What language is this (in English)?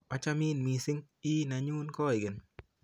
Kalenjin